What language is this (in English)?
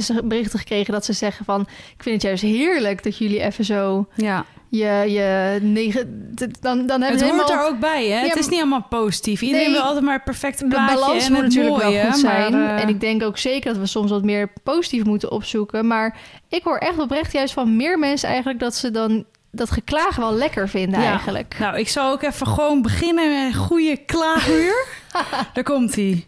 Dutch